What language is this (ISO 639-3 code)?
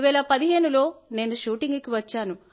tel